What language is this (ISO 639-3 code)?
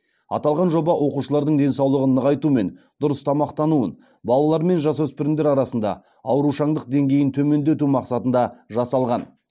kaz